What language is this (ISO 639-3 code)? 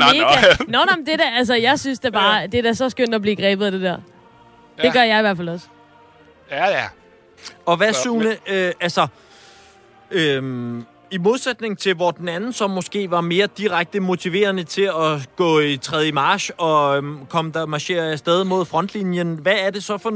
dan